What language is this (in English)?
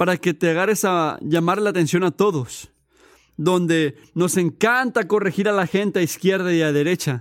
Spanish